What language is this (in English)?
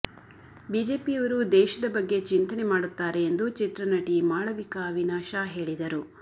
Kannada